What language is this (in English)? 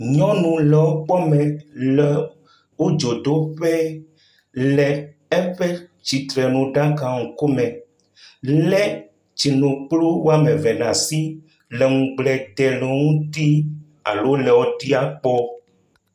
Ewe